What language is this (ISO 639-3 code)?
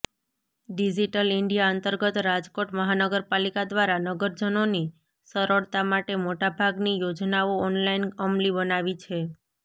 guj